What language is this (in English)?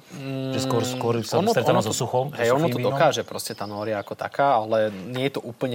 Slovak